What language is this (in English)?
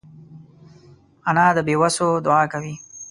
Pashto